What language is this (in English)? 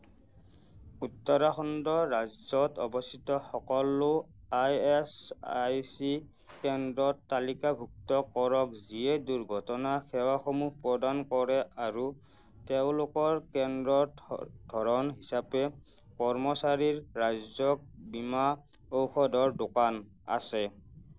Assamese